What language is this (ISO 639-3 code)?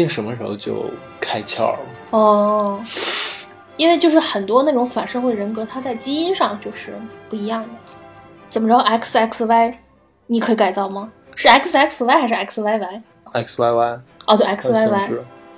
zho